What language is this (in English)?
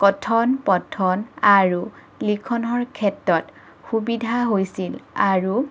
Assamese